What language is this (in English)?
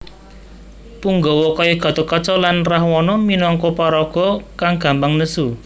Javanese